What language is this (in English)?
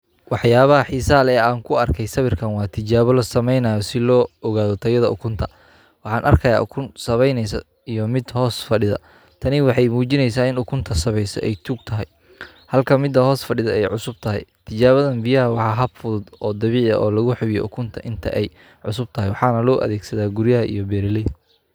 Somali